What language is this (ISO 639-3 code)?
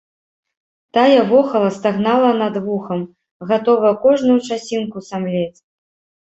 bel